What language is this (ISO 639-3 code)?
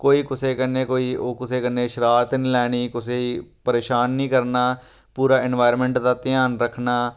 doi